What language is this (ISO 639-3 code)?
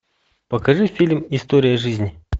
rus